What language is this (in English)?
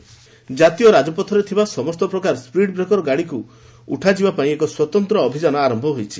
Odia